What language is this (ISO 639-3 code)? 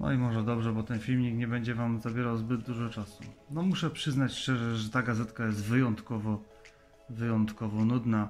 pol